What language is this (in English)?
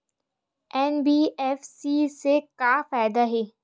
Chhattisgarhi